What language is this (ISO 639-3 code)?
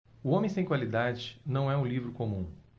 por